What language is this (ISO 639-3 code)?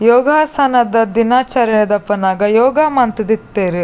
tcy